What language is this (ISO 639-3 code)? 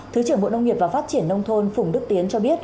vie